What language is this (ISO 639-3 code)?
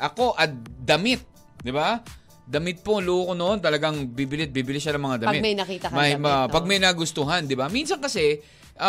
fil